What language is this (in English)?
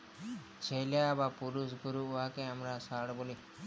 Bangla